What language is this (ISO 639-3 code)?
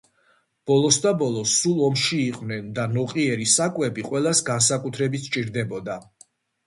kat